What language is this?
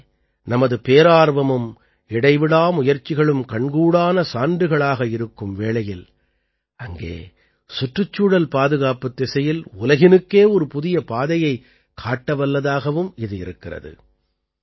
Tamil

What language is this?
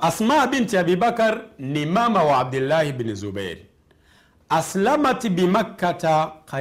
Swahili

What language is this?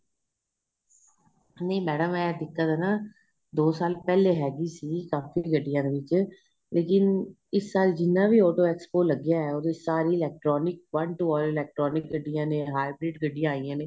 Punjabi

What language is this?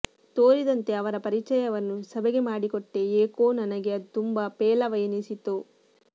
Kannada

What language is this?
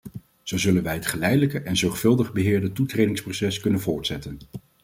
Dutch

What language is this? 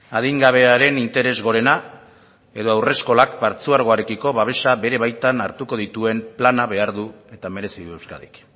Basque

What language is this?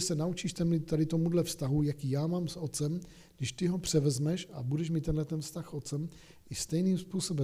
Czech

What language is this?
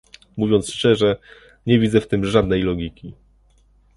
Polish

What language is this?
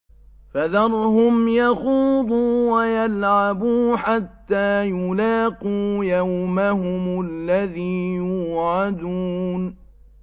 Arabic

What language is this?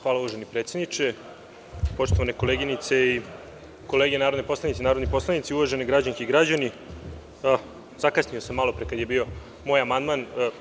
Serbian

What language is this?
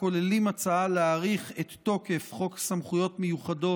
Hebrew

